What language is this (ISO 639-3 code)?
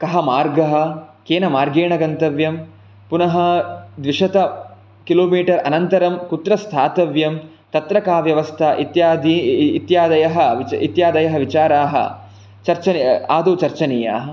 san